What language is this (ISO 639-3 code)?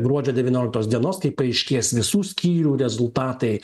lit